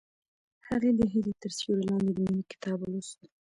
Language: Pashto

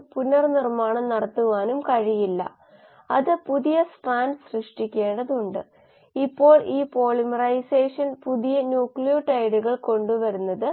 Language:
Malayalam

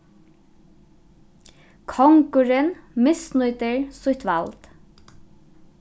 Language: Faroese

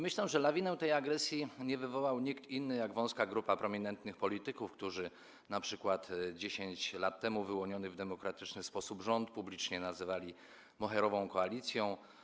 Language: Polish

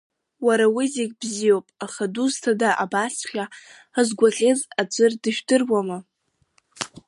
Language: Abkhazian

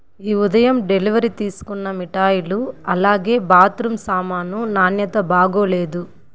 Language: Telugu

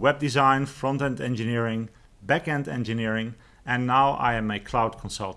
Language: English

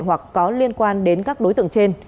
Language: Vietnamese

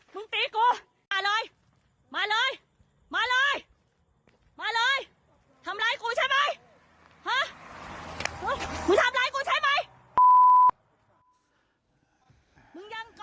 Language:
Thai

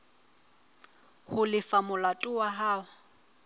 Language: Southern Sotho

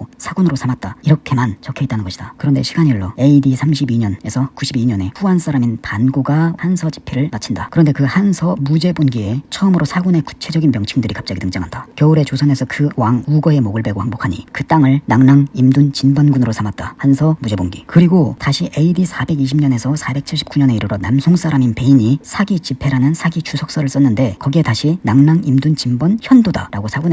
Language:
Korean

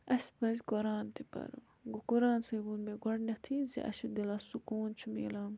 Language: Kashmiri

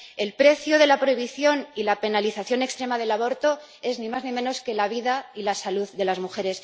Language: Spanish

